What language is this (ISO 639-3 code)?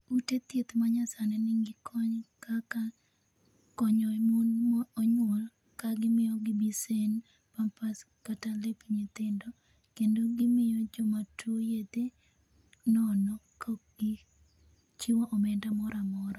luo